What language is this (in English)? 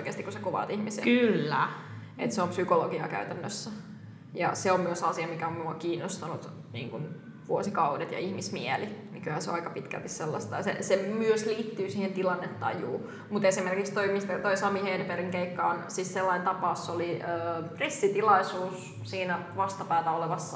Finnish